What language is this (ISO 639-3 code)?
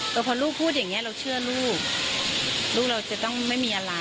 tha